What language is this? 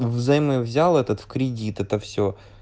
Russian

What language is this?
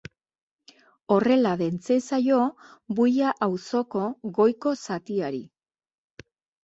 Basque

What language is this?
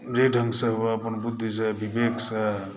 Maithili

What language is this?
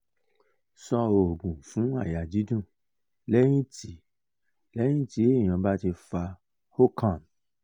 Yoruba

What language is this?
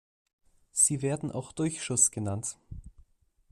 German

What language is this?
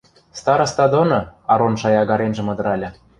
Western Mari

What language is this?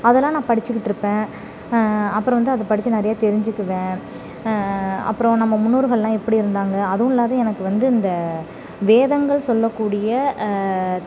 Tamil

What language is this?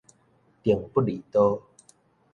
Min Nan Chinese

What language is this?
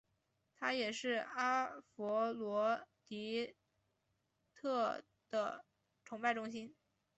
Chinese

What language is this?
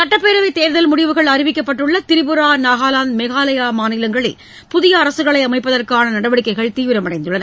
Tamil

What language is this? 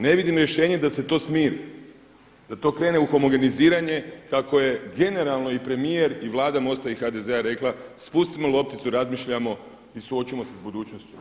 Croatian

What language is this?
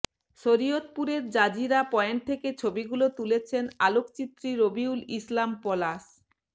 Bangla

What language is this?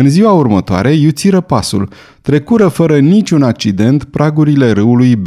Romanian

